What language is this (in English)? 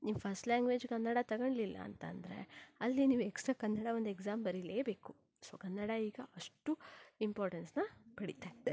Kannada